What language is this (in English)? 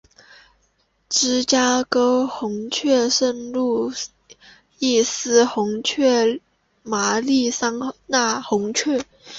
Chinese